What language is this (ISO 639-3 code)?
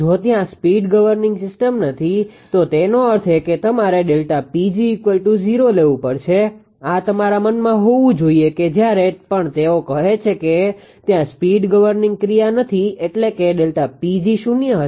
guj